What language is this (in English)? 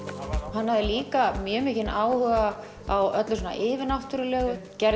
Icelandic